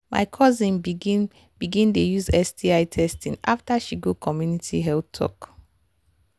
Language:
Nigerian Pidgin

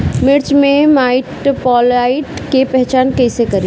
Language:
Bhojpuri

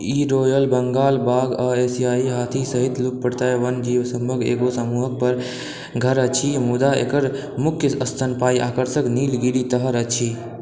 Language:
Maithili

